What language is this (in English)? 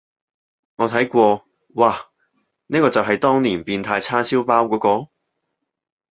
Cantonese